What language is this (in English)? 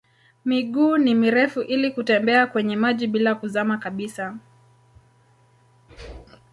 Swahili